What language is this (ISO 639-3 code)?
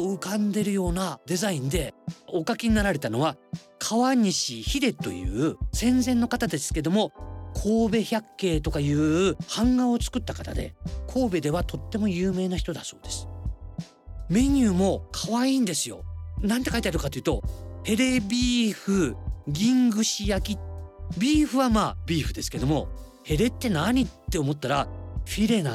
jpn